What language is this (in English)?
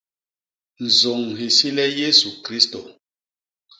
Basaa